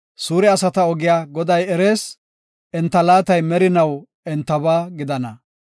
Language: Gofa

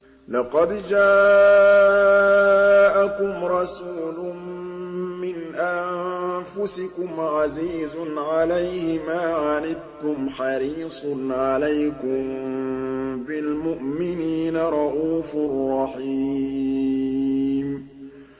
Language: Arabic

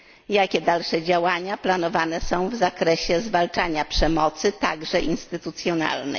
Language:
Polish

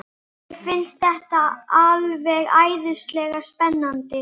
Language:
Icelandic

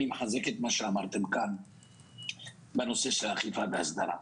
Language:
Hebrew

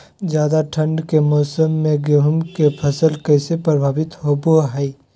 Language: Magahi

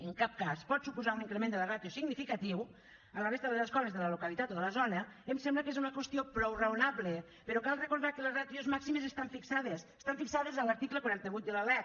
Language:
Catalan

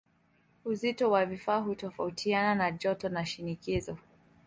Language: Swahili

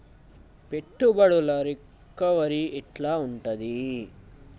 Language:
Telugu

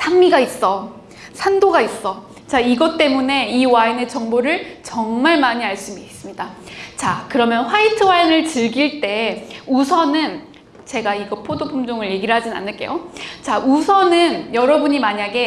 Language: Korean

